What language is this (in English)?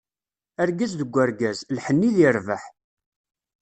Kabyle